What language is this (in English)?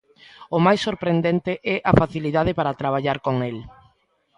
Galician